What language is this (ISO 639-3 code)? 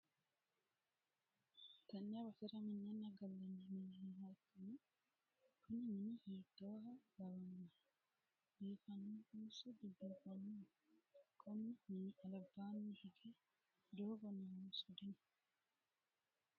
sid